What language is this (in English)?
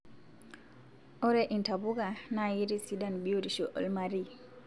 Masai